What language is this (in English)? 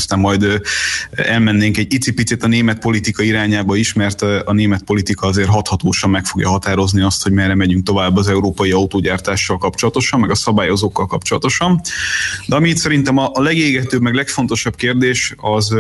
Hungarian